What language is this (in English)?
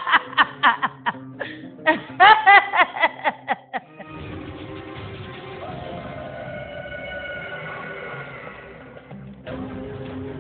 French